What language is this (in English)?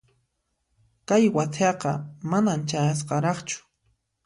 Puno Quechua